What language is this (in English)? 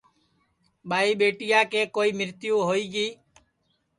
Sansi